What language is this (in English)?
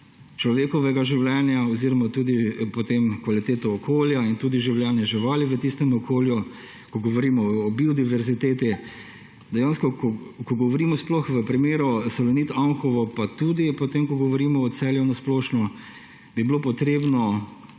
Slovenian